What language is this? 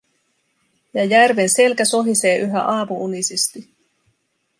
Finnish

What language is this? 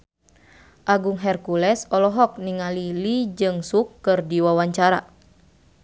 Sundanese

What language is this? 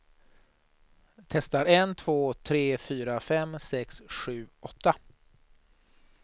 Swedish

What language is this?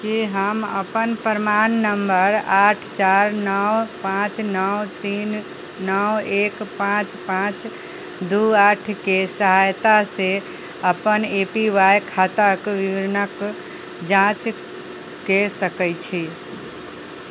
Maithili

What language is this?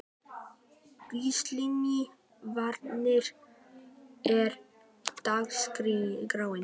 Icelandic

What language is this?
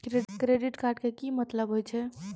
Maithili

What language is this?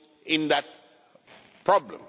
English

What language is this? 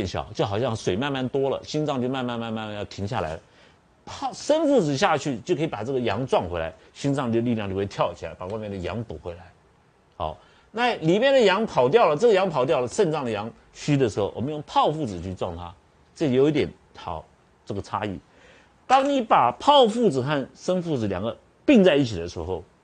Chinese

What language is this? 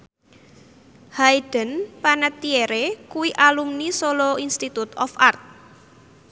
Javanese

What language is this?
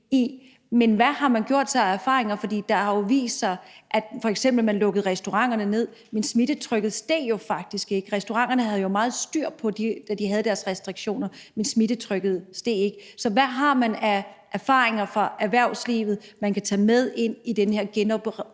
Danish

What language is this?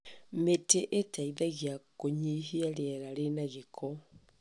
Kikuyu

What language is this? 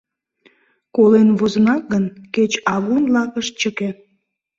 Mari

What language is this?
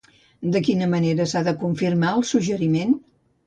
Catalan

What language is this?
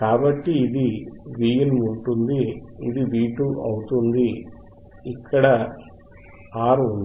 Telugu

